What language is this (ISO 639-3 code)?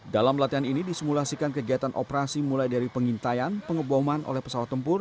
ind